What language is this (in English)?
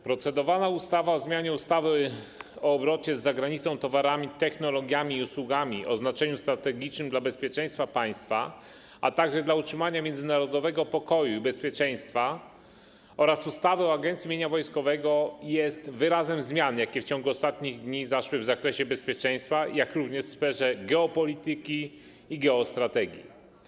Polish